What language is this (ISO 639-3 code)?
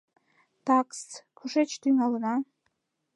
chm